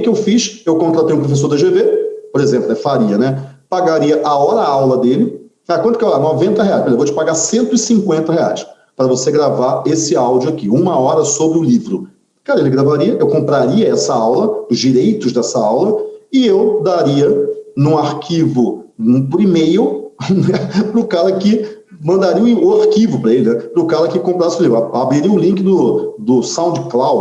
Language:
Portuguese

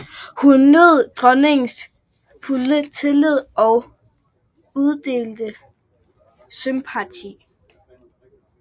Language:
Danish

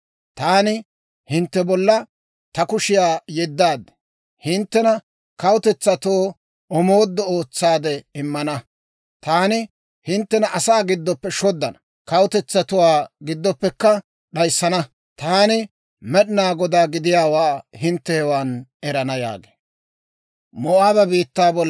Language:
Dawro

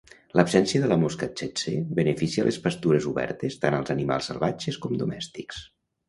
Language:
Catalan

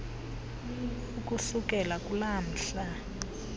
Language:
Xhosa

